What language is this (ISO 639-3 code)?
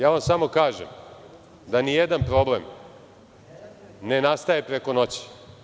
srp